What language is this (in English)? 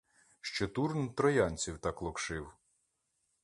Ukrainian